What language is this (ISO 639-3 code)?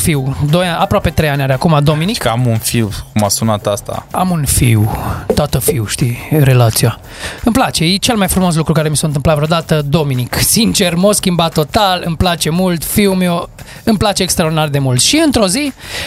ron